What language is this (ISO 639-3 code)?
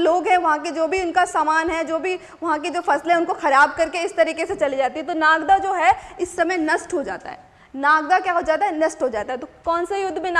hin